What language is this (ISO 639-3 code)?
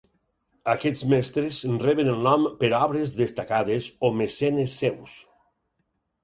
cat